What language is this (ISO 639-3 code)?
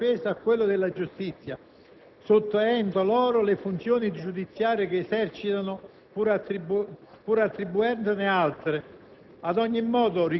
ita